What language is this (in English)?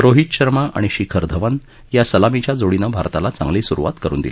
Marathi